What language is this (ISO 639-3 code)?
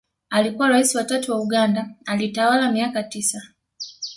swa